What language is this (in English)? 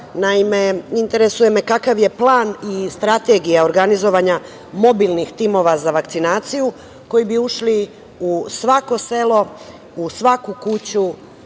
Serbian